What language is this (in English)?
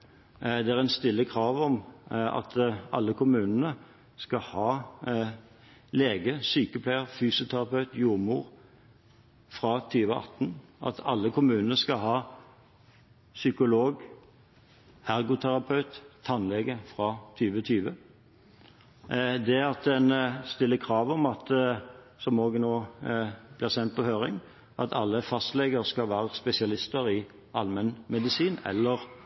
Norwegian Bokmål